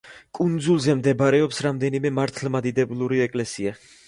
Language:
Georgian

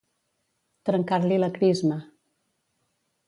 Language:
Catalan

